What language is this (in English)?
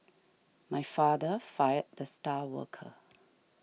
English